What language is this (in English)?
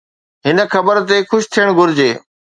Sindhi